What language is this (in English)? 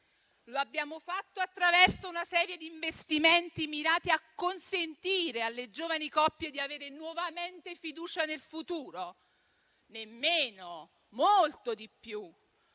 Italian